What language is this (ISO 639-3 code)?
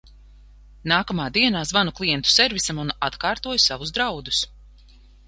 lav